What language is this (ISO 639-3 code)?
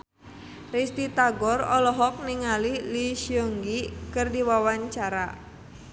sun